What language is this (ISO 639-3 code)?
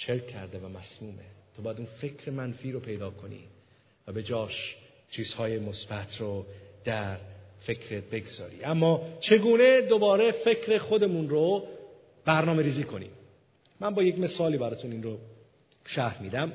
fas